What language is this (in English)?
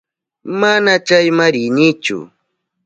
Southern Pastaza Quechua